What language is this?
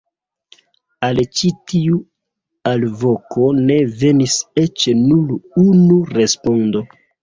Esperanto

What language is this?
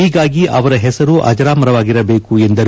Kannada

